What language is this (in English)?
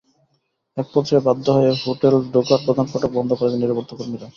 Bangla